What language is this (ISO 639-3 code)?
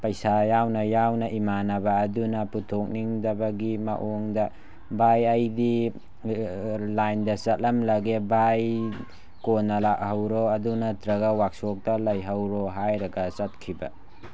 mni